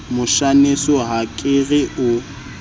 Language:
Southern Sotho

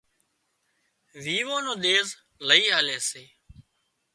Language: Wadiyara Koli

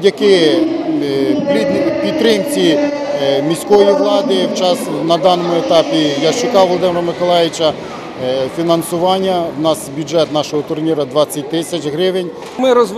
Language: Russian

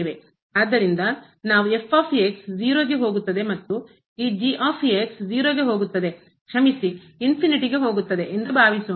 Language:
Kannada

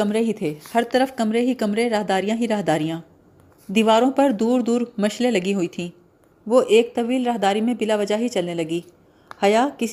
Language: Urdu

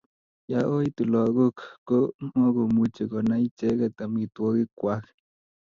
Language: Kalenjin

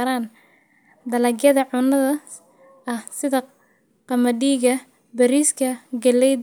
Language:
Somali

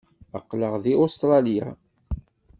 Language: Kabyle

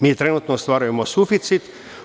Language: Serbian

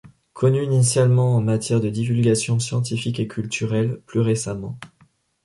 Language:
French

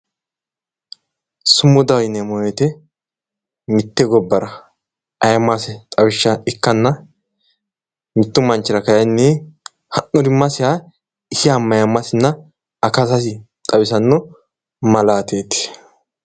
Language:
Sidamo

